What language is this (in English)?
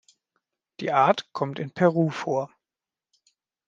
German